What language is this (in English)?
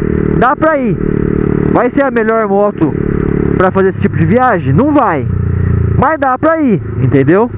Portuguese